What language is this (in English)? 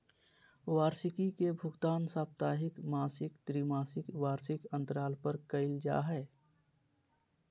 Magahi